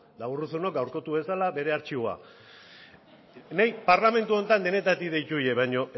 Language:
Basque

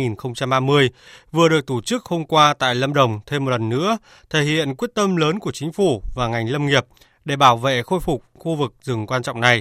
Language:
Vietnamese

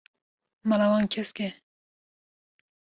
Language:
Kurdish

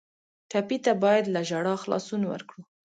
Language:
Pashto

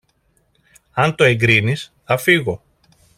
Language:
Greek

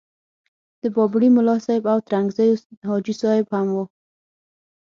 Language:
Pashto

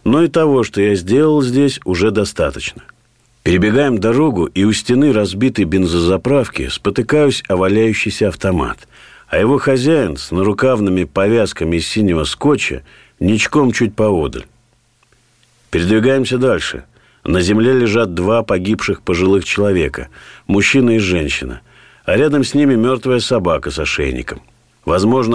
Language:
Russian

